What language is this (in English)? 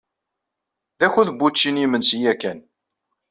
Kabyle